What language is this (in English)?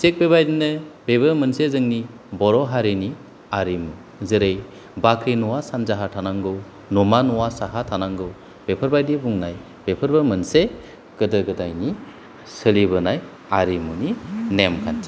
Bodo